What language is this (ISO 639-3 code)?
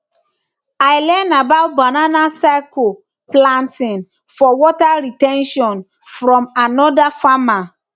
pcm